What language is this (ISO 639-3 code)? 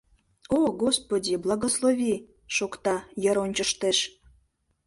chm